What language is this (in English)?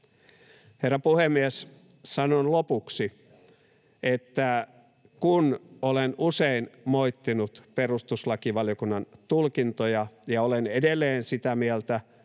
Finnish